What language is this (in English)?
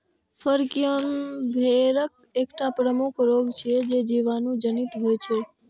Maithili